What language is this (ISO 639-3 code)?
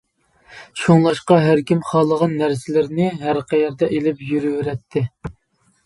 uig